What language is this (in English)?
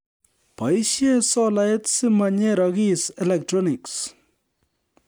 Kalenjin